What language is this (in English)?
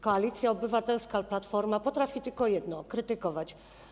Polish